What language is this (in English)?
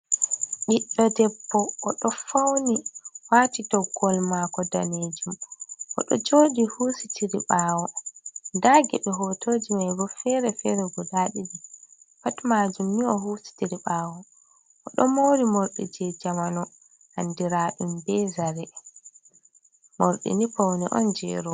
Fula